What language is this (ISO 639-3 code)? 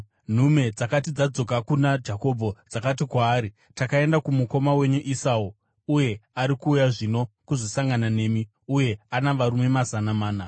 sna